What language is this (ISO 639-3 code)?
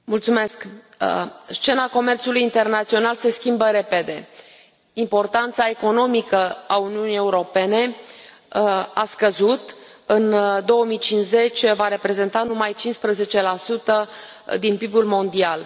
ron